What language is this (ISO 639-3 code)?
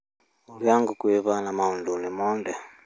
kik